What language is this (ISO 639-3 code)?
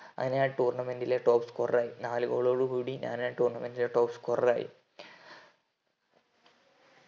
mal